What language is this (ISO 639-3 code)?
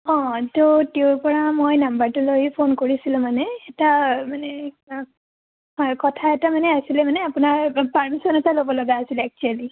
asm